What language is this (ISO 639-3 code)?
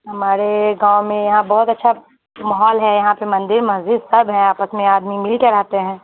urd